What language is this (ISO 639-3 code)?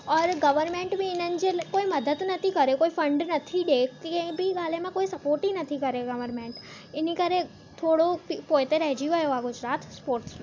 snd